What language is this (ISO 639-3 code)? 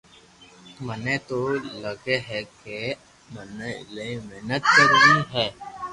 lrk